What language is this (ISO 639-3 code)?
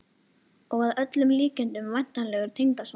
isl